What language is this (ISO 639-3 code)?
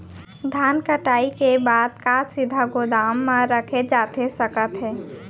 hne